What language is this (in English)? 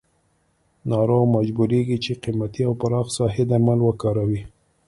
Pashto